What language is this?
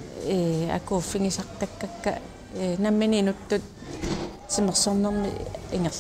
Arabic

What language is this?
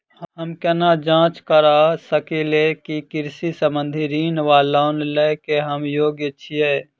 Maithili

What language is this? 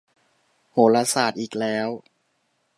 Thai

